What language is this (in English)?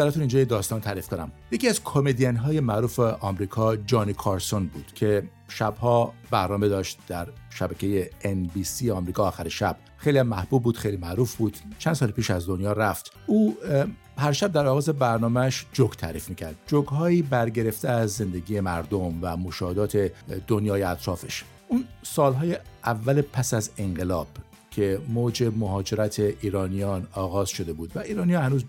Persian